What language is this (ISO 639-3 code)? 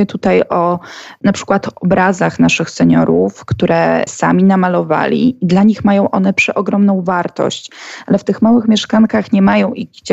pol